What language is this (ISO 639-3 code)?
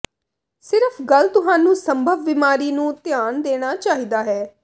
pan